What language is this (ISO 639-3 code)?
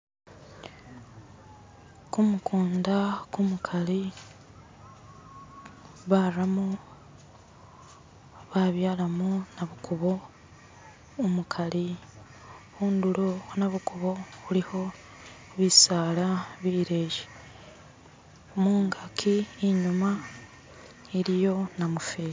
myx